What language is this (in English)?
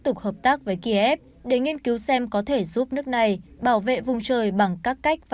Vietnamese